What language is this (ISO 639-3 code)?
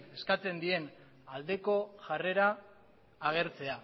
eus